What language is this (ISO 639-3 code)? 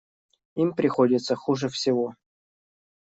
rus